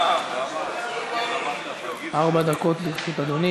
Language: Hebrew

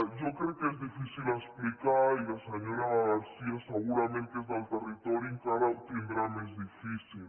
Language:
Catalan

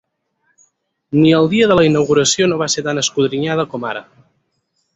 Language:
Catalan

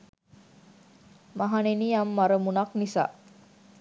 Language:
Sinhala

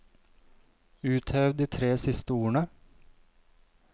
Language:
Norwegian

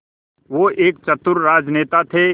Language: Hindi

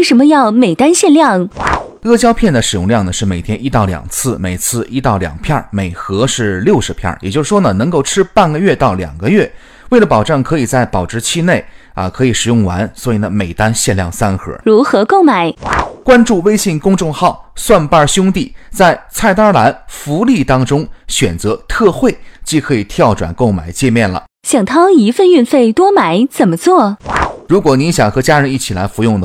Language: Chinese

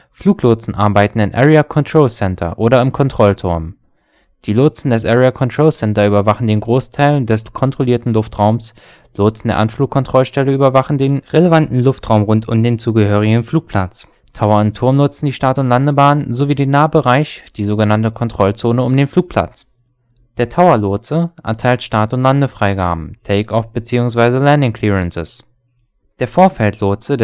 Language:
German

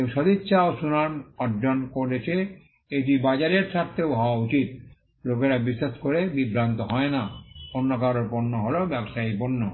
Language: Bangla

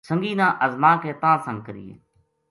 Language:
Gujari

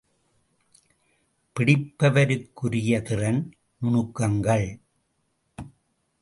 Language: Tamil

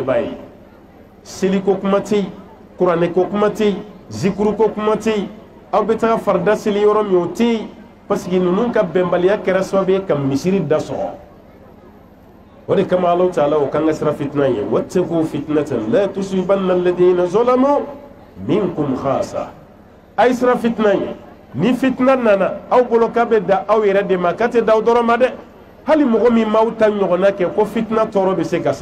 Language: Arabic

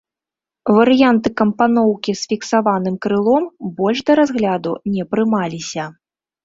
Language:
Belarusian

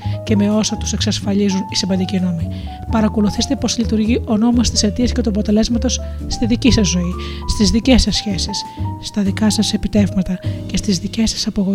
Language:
Greek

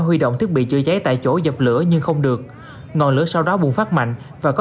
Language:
Vietnamese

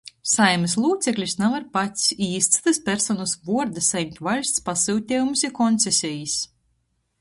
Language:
Latgalian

